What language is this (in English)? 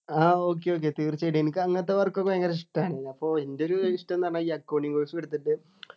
Malayalam